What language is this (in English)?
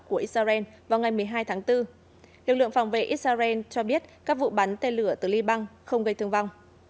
Vietnamese